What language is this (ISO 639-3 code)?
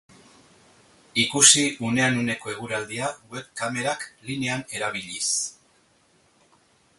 eus